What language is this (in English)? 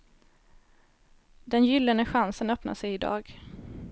Swedish